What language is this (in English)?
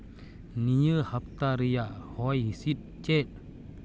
Santali